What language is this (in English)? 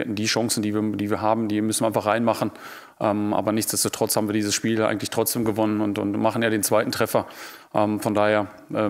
German